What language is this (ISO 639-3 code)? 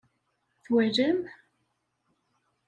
kab